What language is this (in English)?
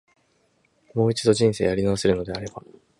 Japanese